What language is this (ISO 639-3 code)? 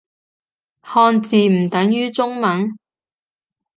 yue